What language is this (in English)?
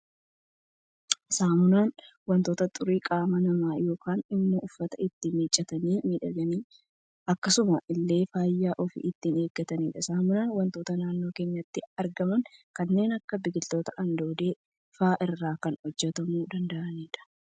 Oromo